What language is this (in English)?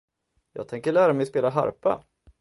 Swedish